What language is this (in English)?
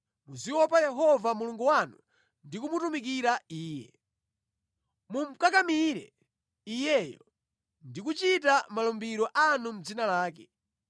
Nyanja